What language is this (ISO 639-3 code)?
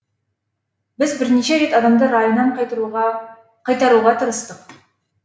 kaz